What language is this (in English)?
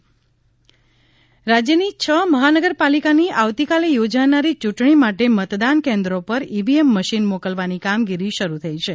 Gujarati